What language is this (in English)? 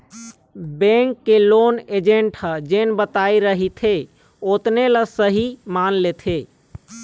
Chhattisgarhi